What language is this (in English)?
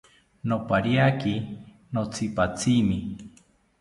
South Ucayali Ashéninka